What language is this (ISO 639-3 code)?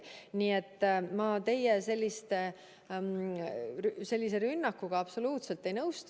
est